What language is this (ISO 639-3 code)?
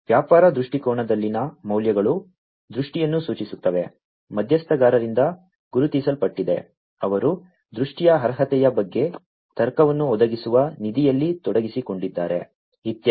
kan